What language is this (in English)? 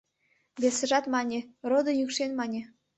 Mari